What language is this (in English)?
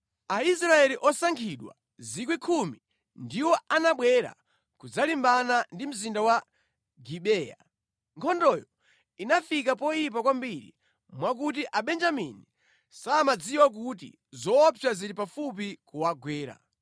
Nyanja